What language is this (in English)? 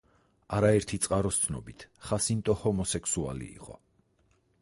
Georgian